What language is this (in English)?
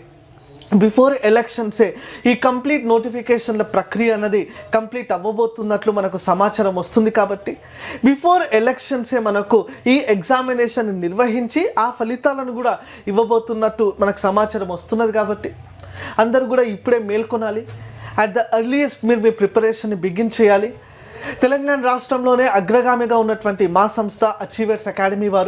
English